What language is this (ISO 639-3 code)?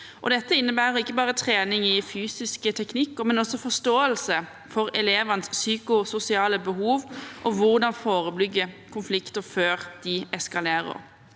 nor